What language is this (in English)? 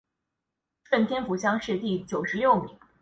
Chinese